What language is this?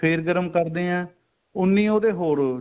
Punjabi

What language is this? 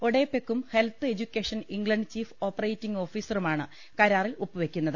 Malayalam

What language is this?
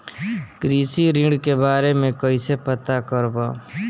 Bhojpuri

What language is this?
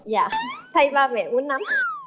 Vietnamese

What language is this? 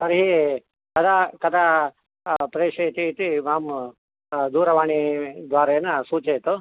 Sanskrit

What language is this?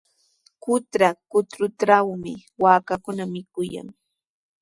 Sihuas Ancash Quechua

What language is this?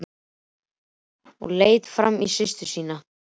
Icelandic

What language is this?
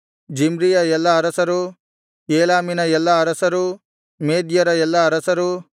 Kannada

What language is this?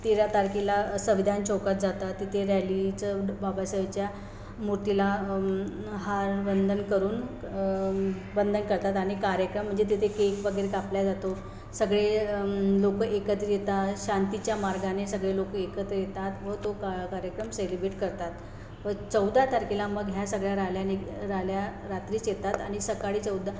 Marathi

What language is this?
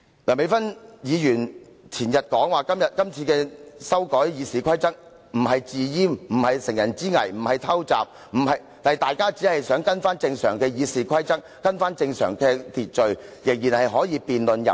Cantonese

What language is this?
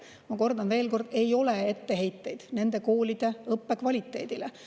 Estonian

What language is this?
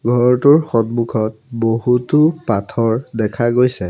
Assamese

